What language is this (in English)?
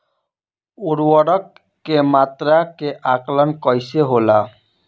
Bhojpuri